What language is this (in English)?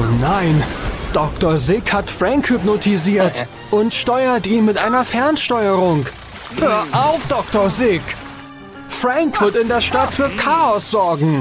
German